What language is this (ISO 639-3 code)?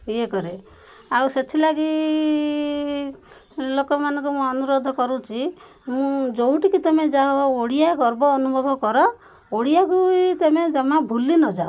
ori